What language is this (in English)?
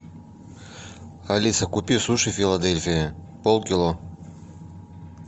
Russian